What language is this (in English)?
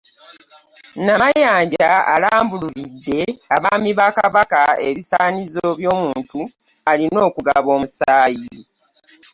Ganda